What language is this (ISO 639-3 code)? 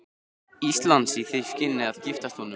isl